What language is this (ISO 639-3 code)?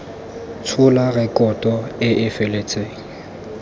tsn